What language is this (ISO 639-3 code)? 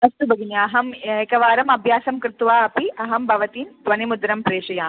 san